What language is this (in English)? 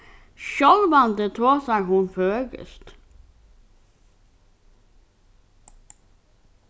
Faroese